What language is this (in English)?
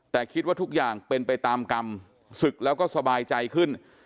Thai